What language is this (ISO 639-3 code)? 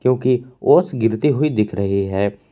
hin